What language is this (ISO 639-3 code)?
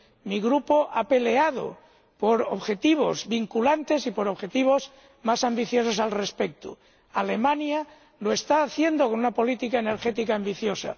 spa